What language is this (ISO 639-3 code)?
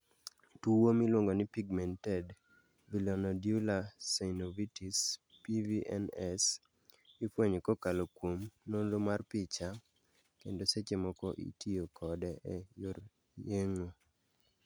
luo